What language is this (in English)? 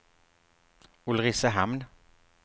Swedish